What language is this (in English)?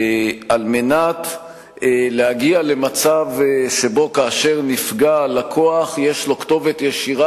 Hebrew